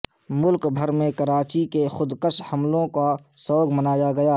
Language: Urdu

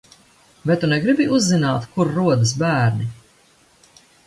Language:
Latvian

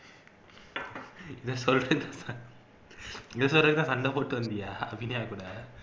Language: Tamil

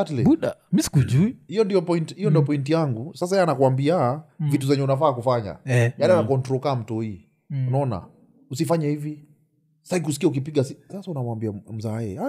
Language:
Swahili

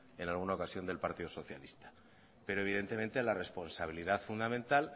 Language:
Spanish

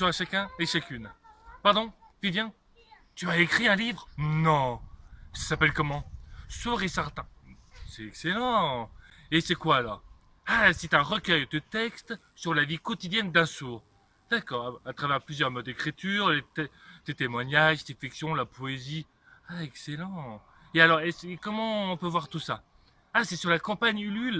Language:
French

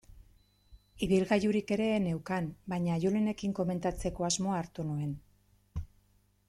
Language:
Basque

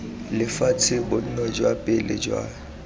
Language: Tswana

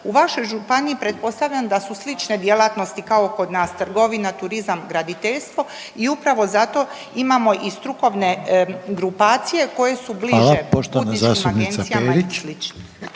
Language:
Croatian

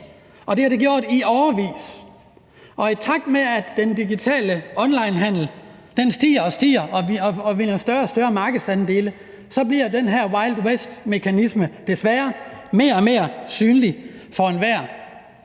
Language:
Danish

